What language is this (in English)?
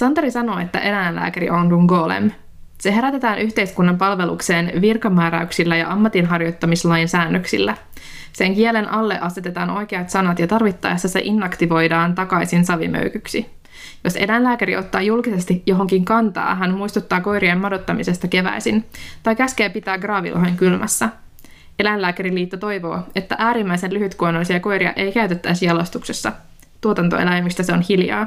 Finnish